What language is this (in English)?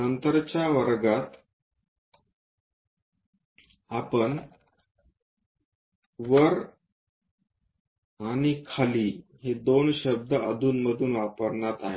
Marathi